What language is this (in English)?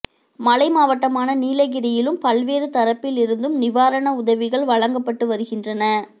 Tamil